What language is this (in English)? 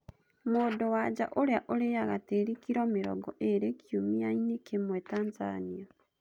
Kikuyu